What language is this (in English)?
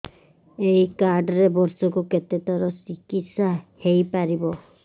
Odia